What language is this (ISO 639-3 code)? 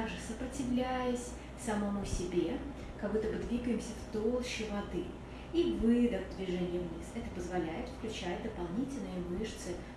rus